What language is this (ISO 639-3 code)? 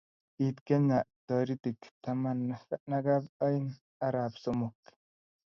kln